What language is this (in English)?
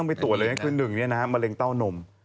Thai